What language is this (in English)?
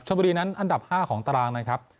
Thai